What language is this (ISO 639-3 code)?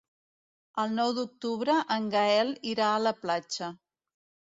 cat